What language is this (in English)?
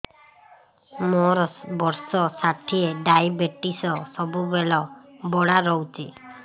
Odia